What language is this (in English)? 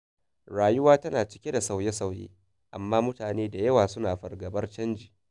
Hausa